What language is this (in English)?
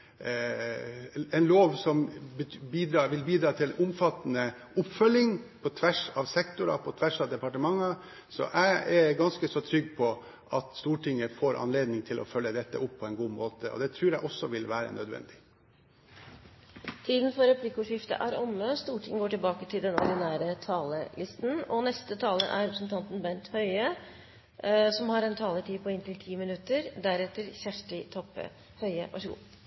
Norwegian